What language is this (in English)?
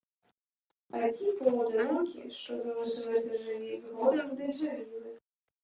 Ukrainian